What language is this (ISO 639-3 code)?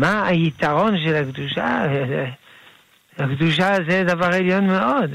heb